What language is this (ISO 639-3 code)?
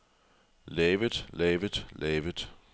dan